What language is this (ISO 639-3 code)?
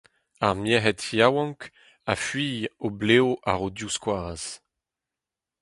bre